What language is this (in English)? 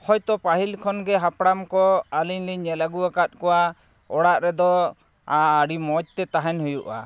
Santali